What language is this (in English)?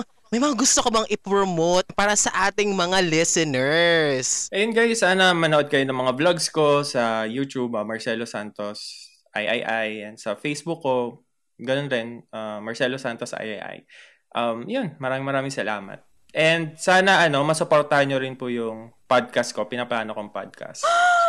Filipino